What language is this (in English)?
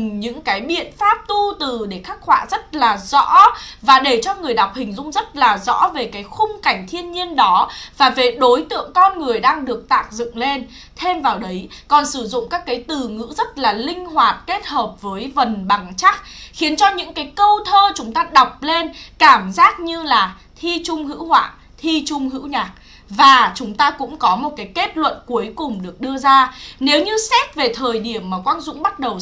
Vietnamese